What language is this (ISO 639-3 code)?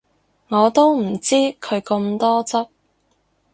yue